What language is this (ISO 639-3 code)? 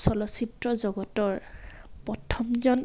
asm